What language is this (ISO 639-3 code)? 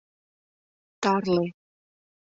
chm